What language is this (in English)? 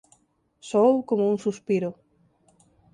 Galician